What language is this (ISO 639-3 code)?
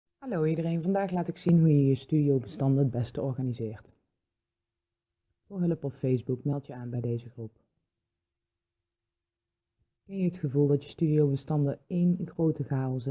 nld